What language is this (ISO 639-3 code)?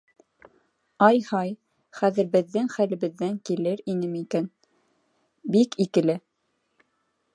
bak